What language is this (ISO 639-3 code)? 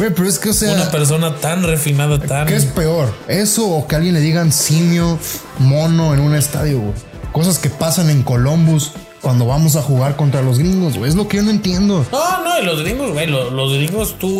spa